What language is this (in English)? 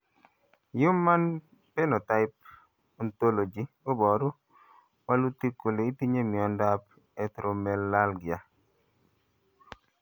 Kalenjin